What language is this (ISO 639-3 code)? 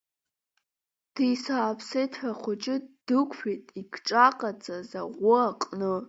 abk